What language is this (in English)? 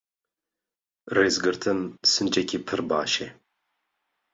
Kurdish